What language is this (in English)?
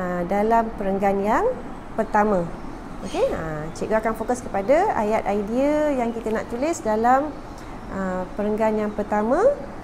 Malay